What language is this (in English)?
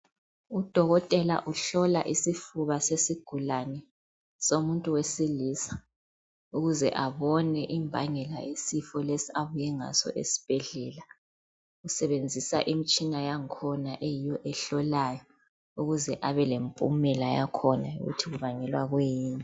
North Ndebele